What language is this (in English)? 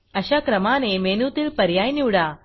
Marathi